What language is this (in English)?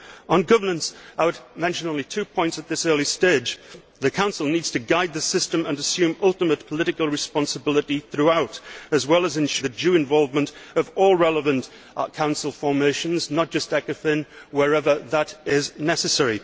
English